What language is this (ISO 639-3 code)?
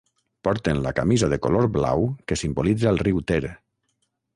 cat